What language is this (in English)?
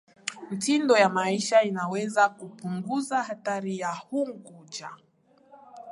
Swahili